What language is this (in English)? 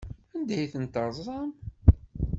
Kabyle